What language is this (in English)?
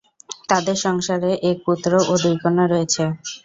Bangla